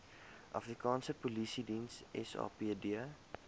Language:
Afrikaans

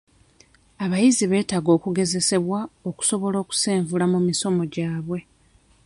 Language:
Ganda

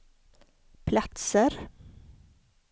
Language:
Swedish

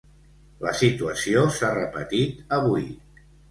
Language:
Catalan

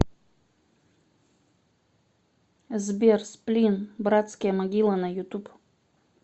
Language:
Russian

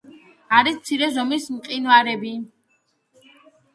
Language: Georgian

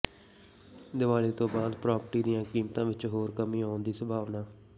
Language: Punjabi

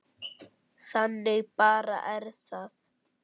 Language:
Icelandic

